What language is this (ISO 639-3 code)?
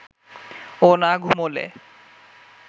ben